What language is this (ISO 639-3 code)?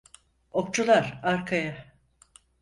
tur